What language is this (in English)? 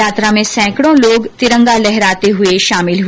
Hindi